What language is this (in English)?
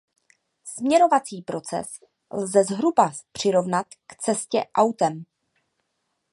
Czech